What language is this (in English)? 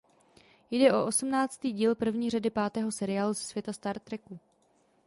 Czech